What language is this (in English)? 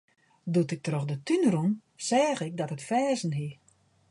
Western Frisian